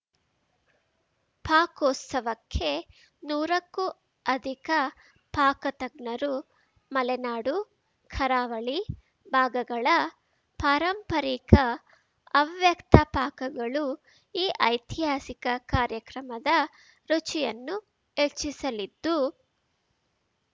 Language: Kannada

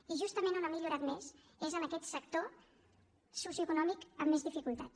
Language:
Catalan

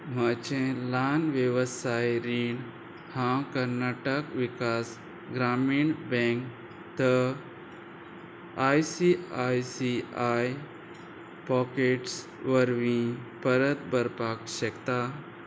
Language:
Konkani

